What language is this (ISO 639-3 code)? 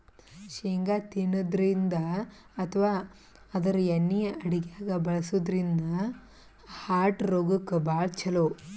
kan